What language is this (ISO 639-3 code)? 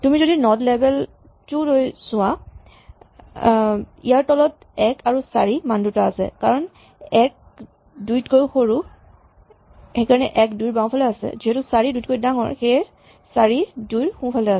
asm